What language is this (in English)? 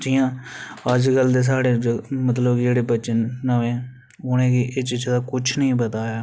Dogri